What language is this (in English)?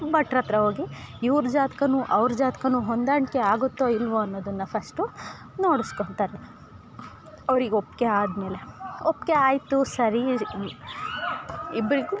Kannada